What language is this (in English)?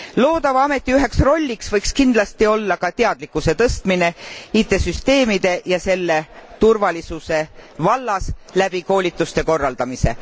Estonian